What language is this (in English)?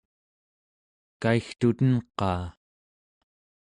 Central Yupik